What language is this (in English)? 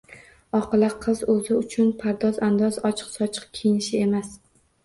Uzbek